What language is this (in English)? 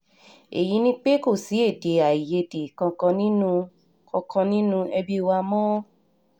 Yoruba